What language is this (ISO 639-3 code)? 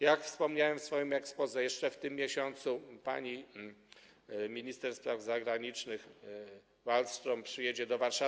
pol